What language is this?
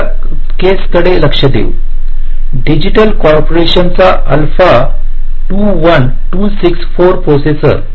Marathi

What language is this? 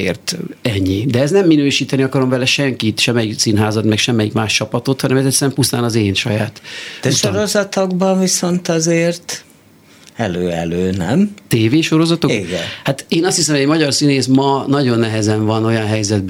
Hungarian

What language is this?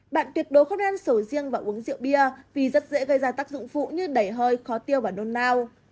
Vietnamese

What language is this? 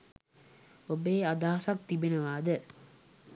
Sinhala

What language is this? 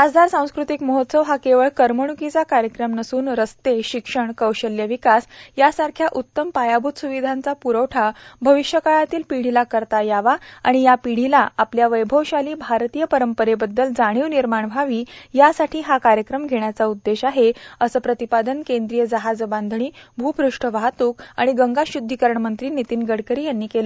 Marathi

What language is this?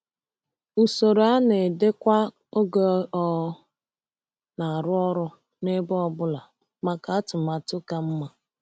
Igbo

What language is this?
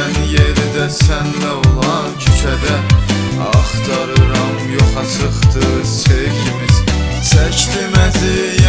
Korean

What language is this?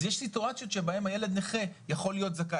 Hebrew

